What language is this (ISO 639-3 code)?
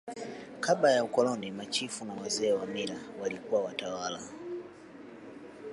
swa